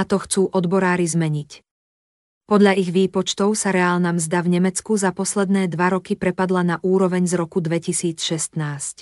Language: Slovak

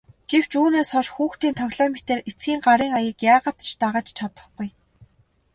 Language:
Mongolian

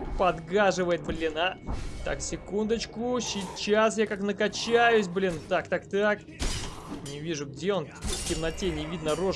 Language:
Russian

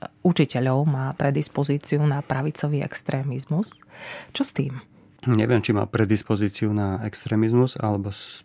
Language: Slovak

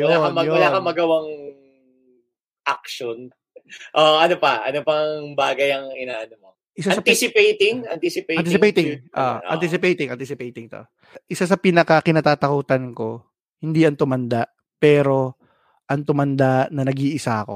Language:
Filipino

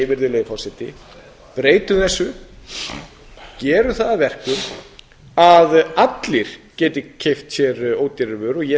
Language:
Icelandic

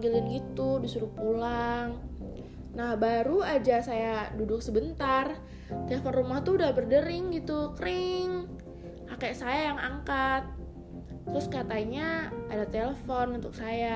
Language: Indonesian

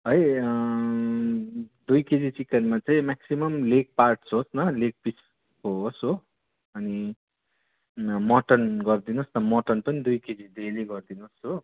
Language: Nepali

